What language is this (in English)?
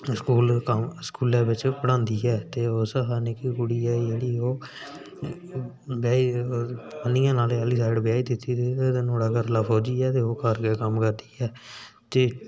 Dogri